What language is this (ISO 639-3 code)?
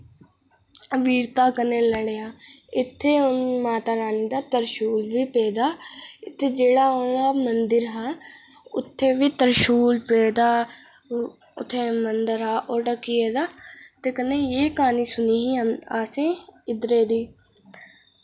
doi